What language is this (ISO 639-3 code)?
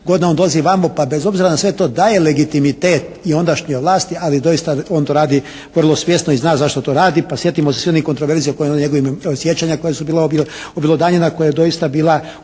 hrv